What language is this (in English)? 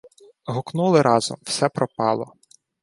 Ukrainian